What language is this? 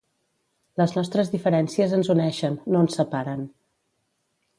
Catalan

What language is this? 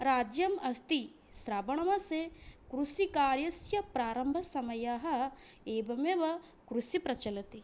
Sanskrit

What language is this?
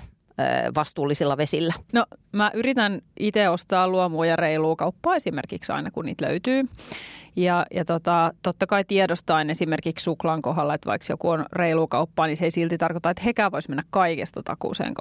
Finnish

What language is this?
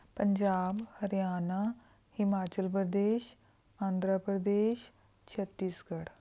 Punjabi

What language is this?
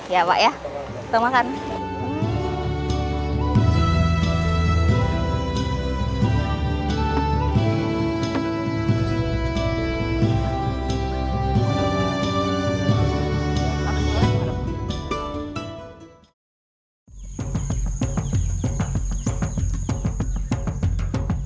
Indonesian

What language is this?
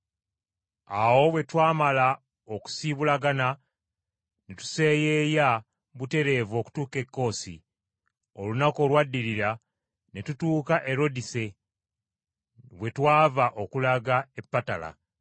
Ganda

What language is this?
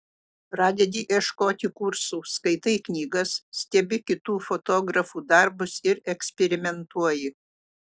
Lithuanian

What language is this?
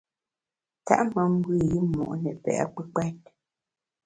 Bamun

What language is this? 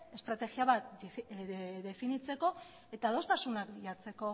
Basque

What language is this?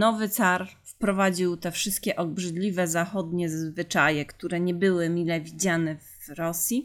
Polish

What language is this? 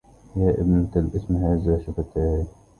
Arabic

